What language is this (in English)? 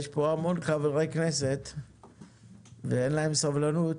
Hebrew